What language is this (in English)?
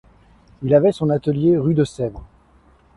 French